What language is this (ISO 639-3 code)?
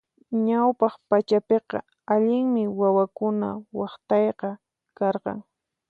qxp